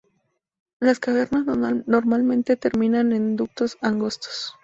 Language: Spanish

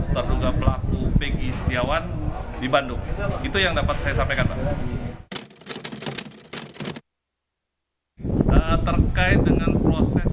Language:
Indonesian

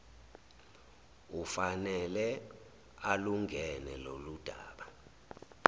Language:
Zulu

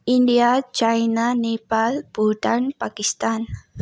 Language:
Nepali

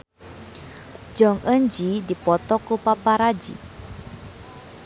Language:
Sundanese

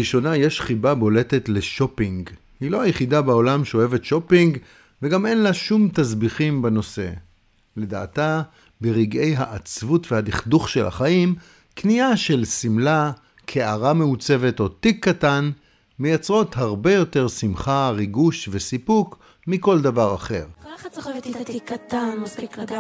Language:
Hebrew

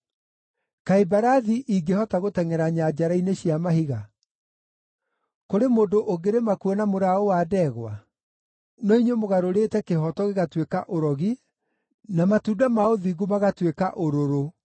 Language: Kikuyu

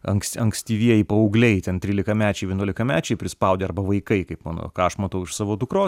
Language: Lithuanian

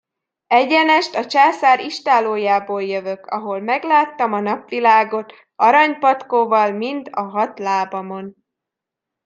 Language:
Hungarian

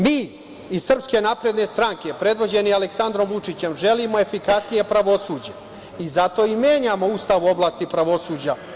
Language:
Serbian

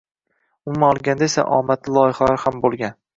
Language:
Uzbek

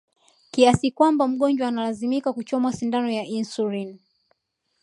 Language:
Swahili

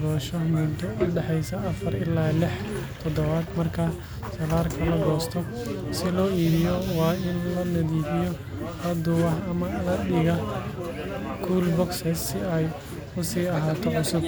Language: Somali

